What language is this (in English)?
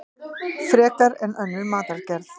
Icelandic